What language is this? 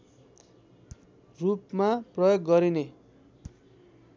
Nepali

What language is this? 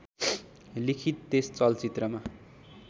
Nepali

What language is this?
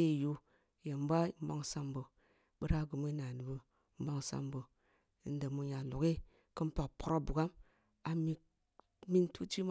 Kulung (Nigeria)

